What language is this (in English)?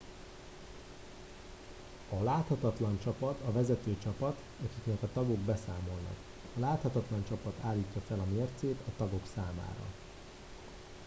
Hungarian